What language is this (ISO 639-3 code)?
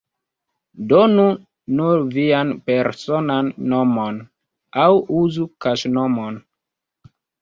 epo